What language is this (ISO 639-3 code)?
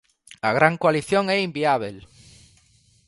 glg